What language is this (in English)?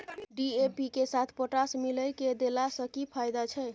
Maithili